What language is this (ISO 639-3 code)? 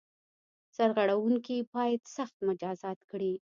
pus